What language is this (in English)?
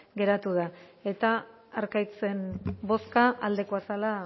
Basque